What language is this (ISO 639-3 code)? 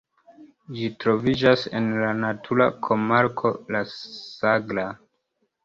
epo